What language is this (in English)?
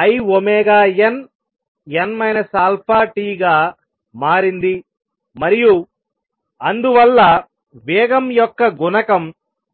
Telugu